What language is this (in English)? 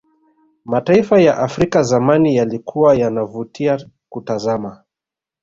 Swahili